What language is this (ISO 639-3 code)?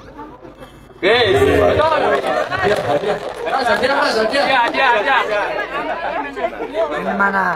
ind